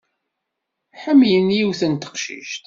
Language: Kabyle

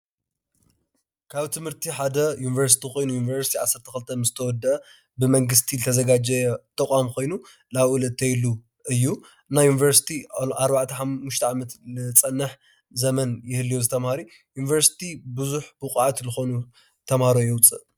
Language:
Tigrinya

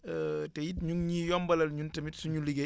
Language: Wolof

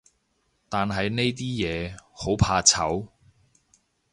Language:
Cantonese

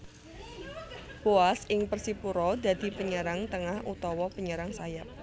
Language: Javanese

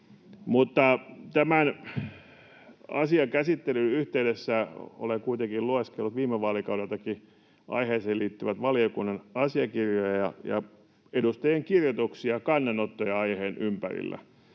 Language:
Finnish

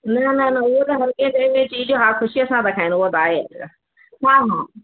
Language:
Sindhi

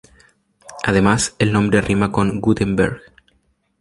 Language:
Spanish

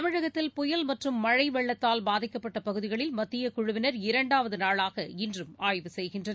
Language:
Tamil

